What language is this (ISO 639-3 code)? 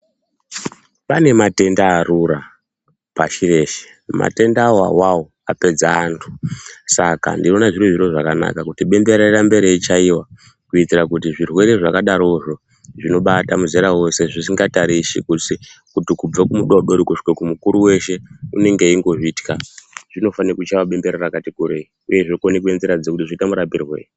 ndc